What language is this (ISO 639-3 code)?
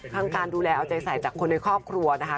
tha